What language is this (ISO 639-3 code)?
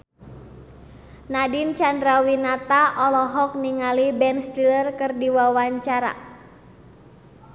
sun